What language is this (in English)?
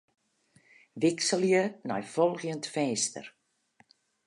Western Frisian